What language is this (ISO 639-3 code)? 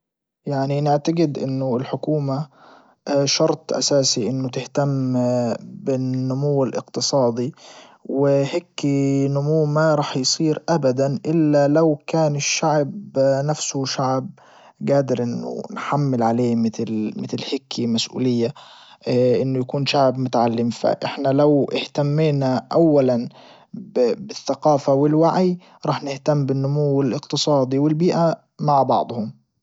ayl